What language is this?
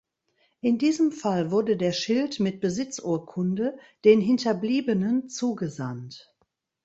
German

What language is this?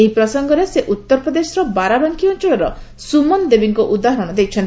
Odia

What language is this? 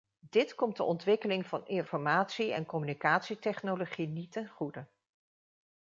Dutch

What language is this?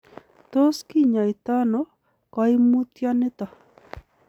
Kalenjin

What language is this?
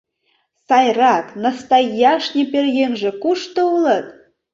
Mari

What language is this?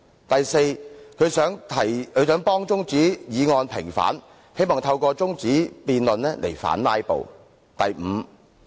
Cantonese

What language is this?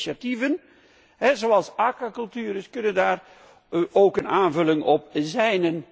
Dutch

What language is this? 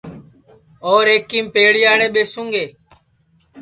Sansi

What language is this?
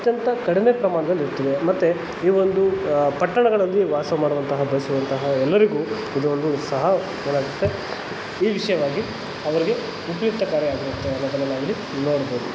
Kannada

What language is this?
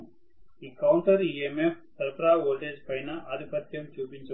Telugu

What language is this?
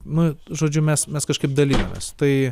Lithuanian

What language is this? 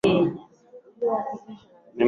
Swahili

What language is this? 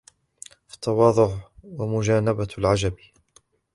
Arabic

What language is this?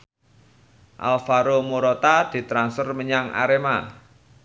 Javanese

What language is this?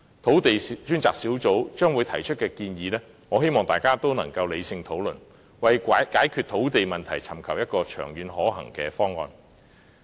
Cantonese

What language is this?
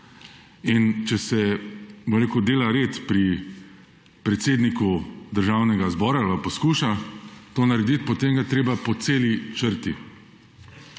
Slovenian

